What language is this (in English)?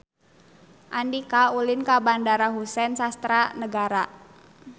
Sundanese